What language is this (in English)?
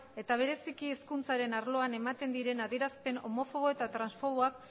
Basque